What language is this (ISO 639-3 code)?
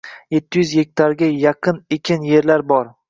uzb